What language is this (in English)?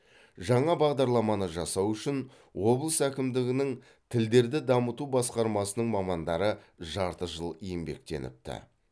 Kazakh